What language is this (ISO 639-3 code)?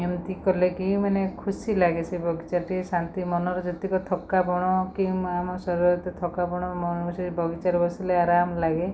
ori